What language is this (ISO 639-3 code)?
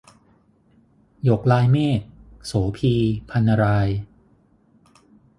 tha